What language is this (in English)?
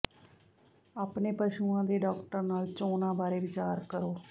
Punjabi